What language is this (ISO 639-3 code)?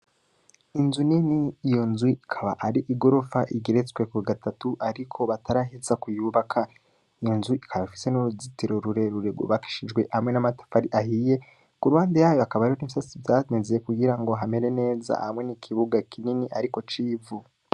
run